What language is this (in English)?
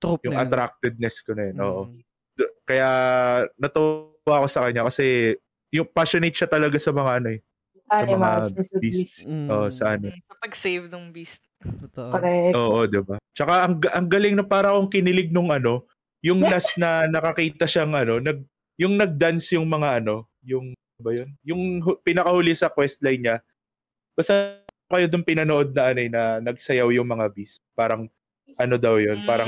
Filipino